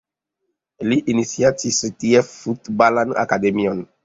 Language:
Esperanto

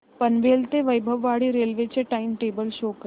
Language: Marathi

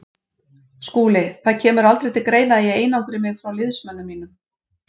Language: Icelandic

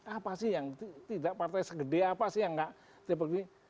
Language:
Indonesian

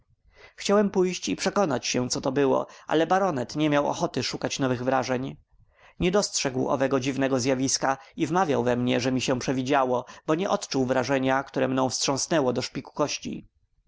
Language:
Polish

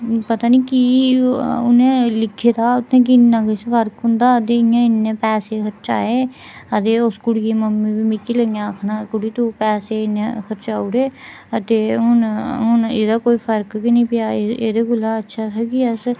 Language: Dogri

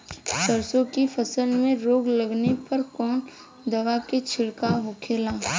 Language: Bhojpuri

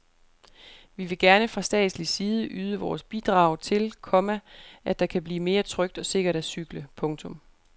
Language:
Danish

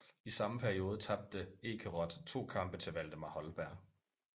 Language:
Danish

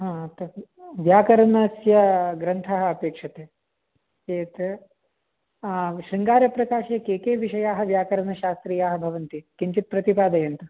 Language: Sanskrit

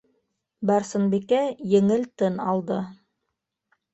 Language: Bashkir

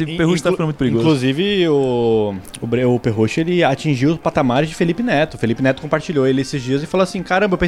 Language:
Portuguese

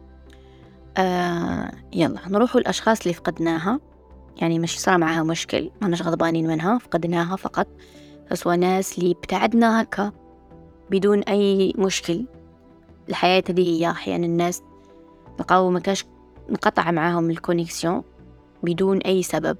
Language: Arabic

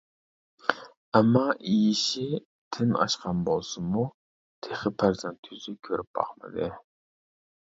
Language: Uyghur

